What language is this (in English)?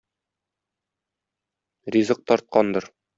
Tatar